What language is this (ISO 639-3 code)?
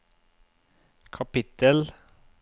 nor